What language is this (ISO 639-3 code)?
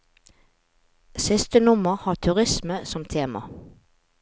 nor